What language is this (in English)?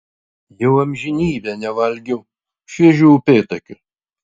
Lithuanian